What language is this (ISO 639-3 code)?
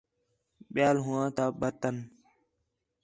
xhe